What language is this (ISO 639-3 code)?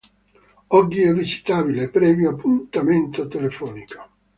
ita